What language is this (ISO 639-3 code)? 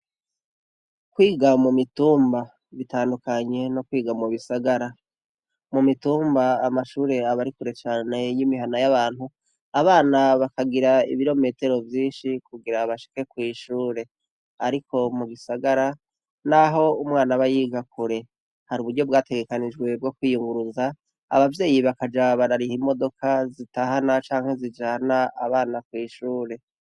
run